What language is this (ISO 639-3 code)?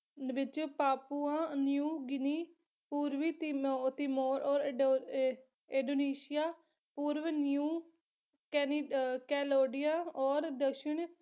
pan